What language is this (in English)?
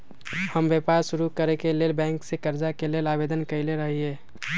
Magahi